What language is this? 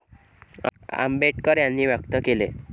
Marathi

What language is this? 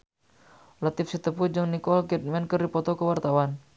Sundanese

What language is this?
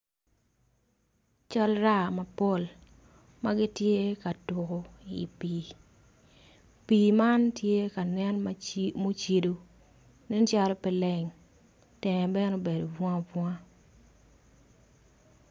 Acoli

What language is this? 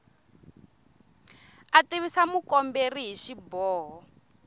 Tsonga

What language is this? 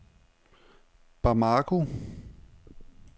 Danish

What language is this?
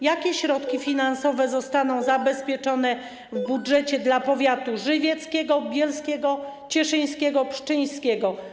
Polish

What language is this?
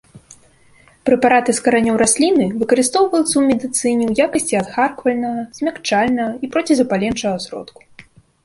Belarusian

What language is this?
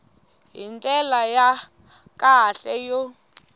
Tsonga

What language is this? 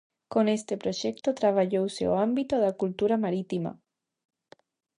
Galician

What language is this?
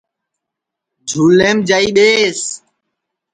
Sansi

